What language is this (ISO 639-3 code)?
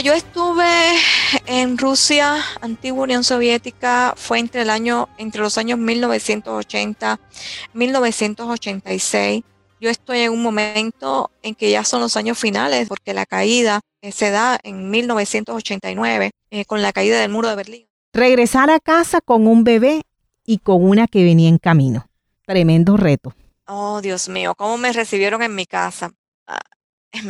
spa